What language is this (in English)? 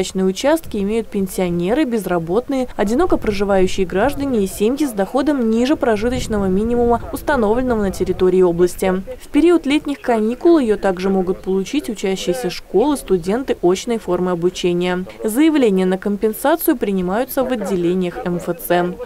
Russian